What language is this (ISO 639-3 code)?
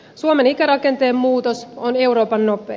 fin